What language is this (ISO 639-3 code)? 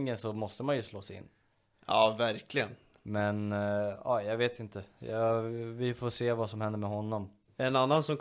swe